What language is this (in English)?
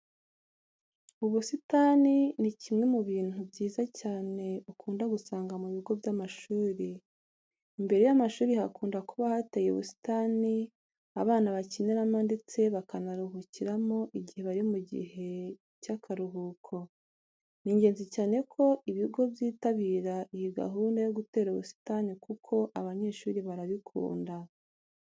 Kinyarwanda